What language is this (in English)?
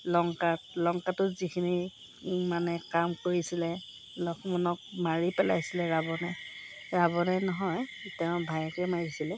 Assamese